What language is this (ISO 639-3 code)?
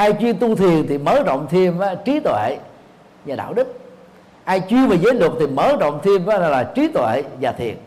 vie